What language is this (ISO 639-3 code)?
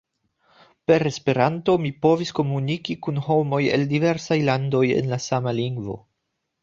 epo